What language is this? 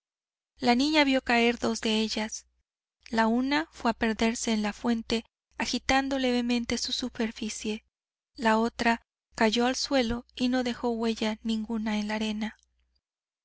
Spanish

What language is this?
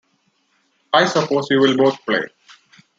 English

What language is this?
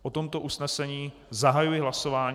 Czech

